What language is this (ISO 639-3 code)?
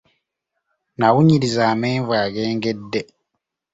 lug